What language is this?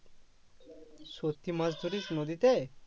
Bangla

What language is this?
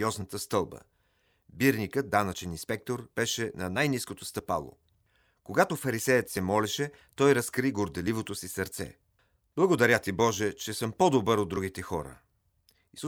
Bulgarian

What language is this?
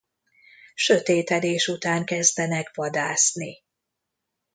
Hungarian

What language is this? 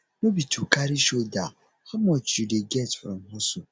Nigerian Pidgin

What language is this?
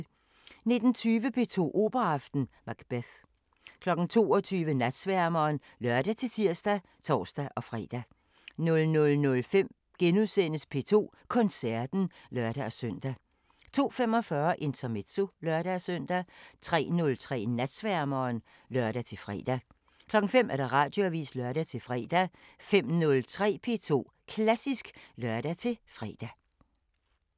Danish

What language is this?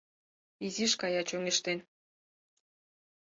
Mari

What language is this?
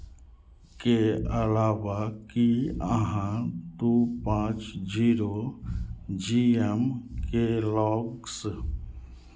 Maithili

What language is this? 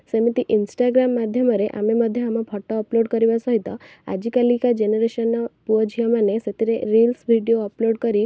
Odia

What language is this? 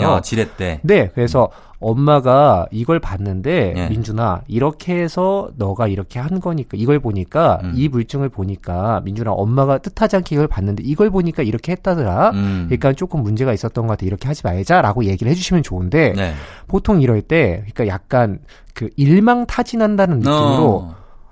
Korean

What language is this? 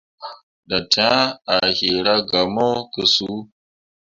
Mundang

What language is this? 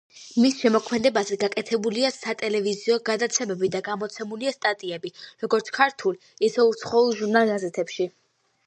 Georgian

